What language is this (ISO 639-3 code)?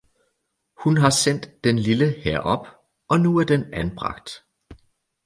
dan